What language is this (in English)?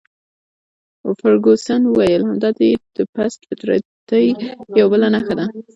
Pashto